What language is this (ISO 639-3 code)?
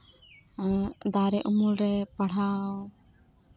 sat